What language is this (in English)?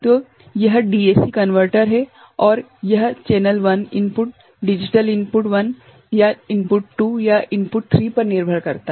Hindi